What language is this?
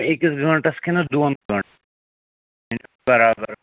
Kashmiri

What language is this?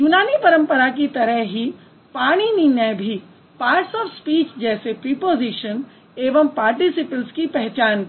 Hindi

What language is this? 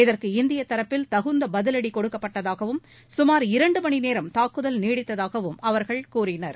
Tamil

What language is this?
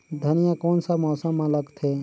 Chhattisgarhi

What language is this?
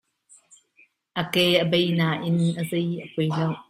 Hakha Chin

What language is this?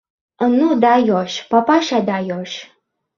Uzbek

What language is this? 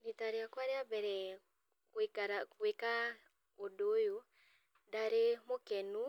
Kikuyu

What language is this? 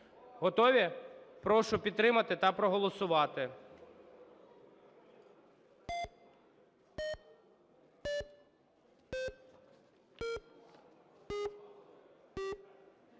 Ukrainian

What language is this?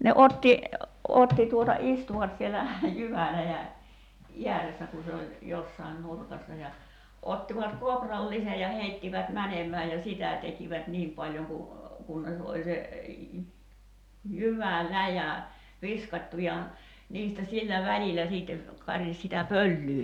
Finnish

